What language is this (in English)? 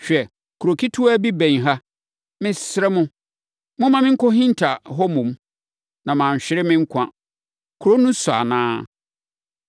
Akan